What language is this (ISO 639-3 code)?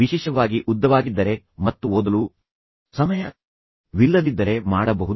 kan